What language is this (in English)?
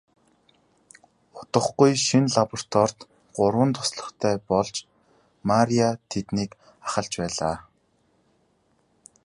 Mongolian